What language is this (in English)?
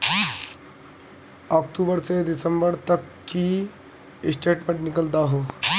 Magahi